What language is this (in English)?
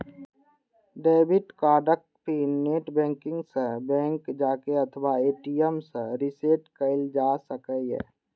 Maithili